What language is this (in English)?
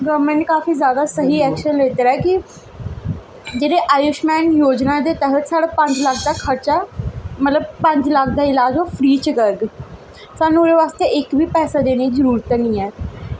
Dogri